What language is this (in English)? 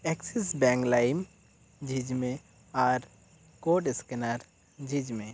Santali